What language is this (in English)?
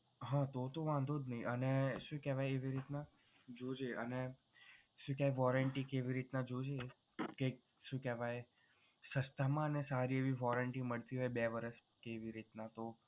Gujarati